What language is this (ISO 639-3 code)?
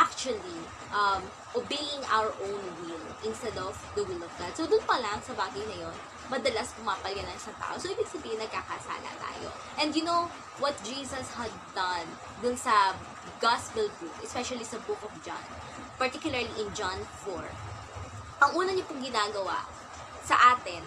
fil